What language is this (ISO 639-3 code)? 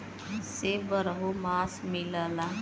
bho